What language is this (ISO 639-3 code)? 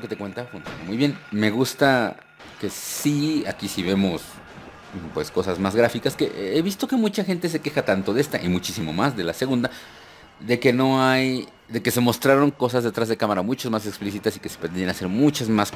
spa